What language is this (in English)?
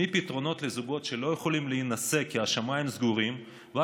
Hebrew